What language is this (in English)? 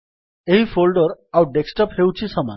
Odia